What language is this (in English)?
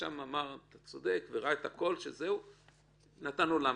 Hebrew